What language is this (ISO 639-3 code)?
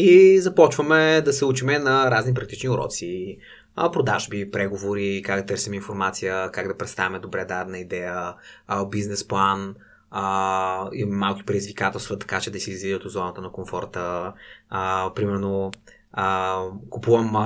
bul